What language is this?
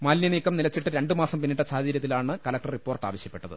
Malayalam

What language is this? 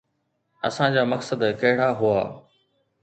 Sindhi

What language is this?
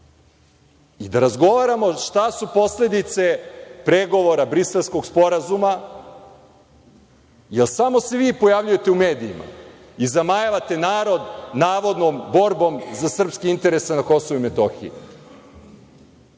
Serbian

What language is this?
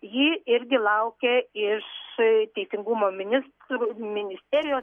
Lithuanian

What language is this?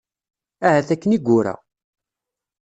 Kabyle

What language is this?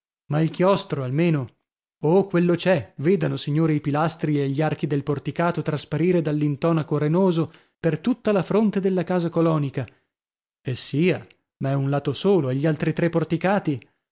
Italian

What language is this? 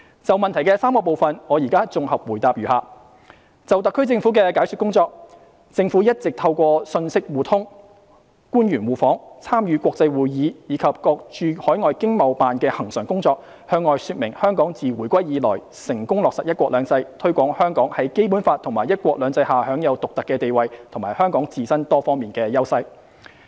Cantonese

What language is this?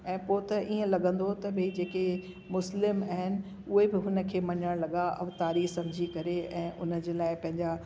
Sindhi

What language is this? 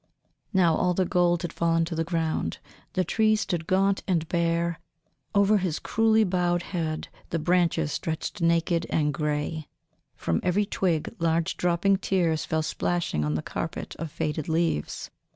English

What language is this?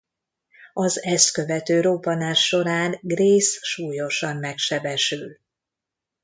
Hungarian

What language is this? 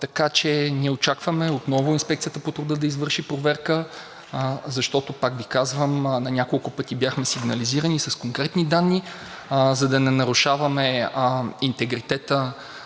Bulgarian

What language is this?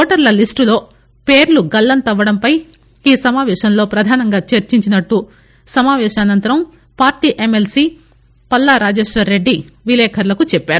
Telugu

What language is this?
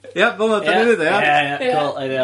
Welsh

